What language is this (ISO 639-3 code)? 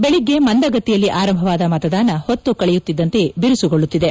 kan